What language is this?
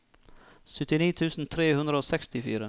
Norwegian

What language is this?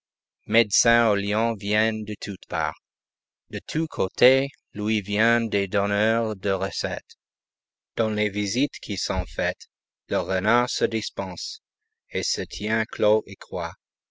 French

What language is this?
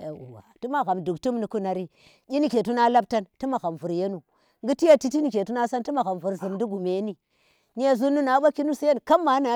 Tera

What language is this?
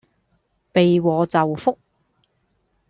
Cantonese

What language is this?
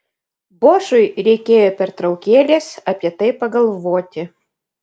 Lithuanian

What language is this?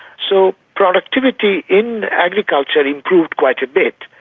English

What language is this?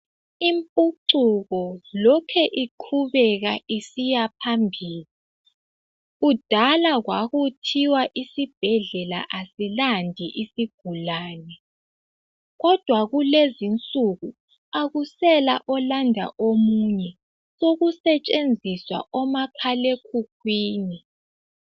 North Ndebele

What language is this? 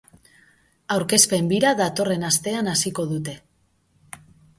Basque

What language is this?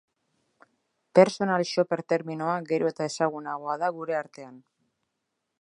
Basque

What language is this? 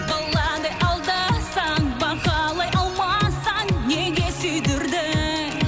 Kazakh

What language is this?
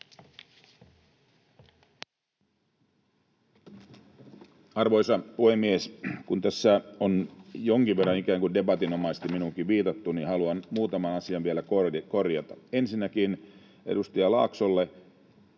Finnish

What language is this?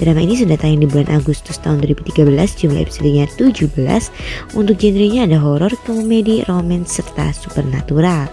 Indonesian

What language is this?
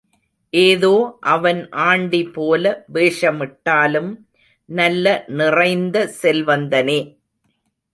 Tamil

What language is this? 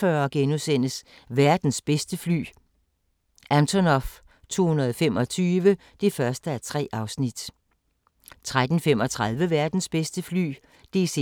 Danish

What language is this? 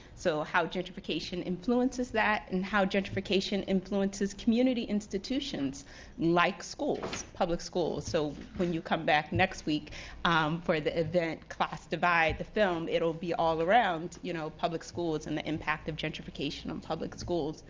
English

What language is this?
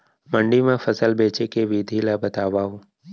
Chhattisgarhi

